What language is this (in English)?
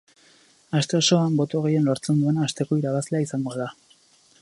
Basque